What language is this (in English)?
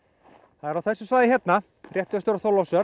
Icelandic